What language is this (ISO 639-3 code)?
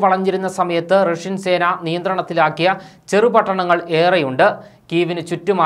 ron